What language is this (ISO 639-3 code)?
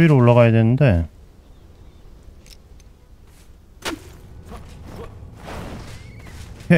kor